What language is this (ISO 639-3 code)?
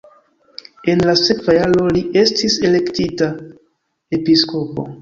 epo